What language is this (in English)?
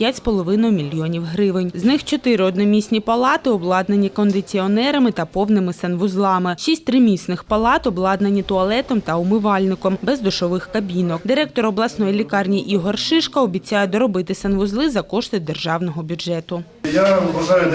Ukrainian